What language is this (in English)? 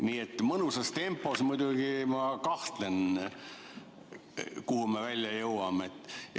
Estonian